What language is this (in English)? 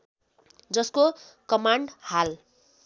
Nepali